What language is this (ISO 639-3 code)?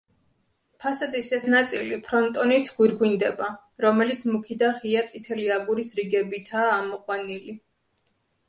kat